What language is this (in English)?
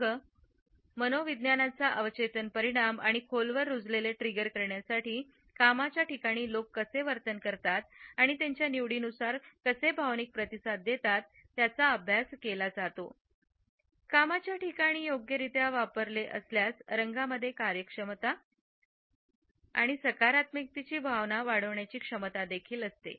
Marathi